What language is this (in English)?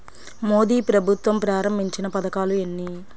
Telugu